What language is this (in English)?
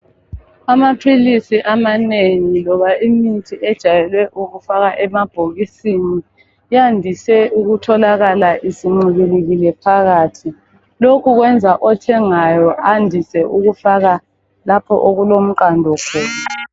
North Ndebele